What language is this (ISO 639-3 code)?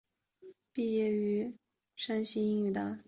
zho